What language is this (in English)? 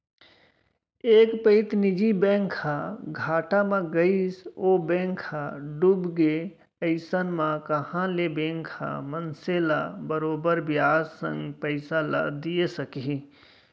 Chhattisgarhi